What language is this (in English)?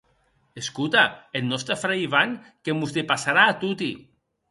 Occitan